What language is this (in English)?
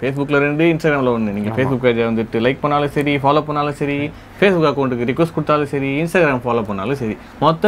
Dutch